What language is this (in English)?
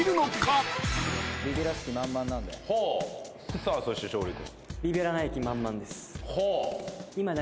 Japanese